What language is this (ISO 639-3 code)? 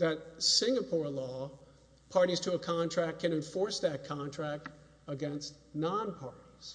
eng